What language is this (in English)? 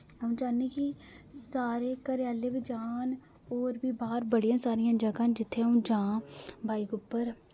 Dogri